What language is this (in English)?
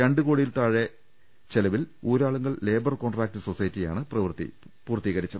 Malayalam